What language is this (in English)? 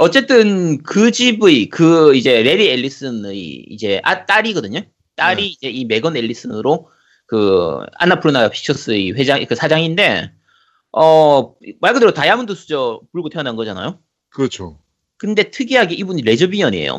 Korean